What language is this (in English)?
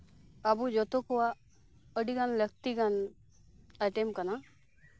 Santali